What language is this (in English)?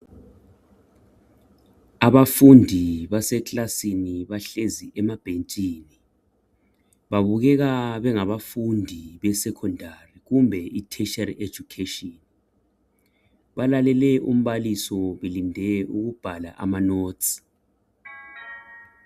North Ndebele